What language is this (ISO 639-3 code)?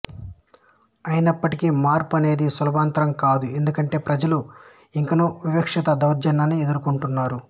tel